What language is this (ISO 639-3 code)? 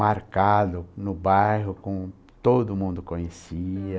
por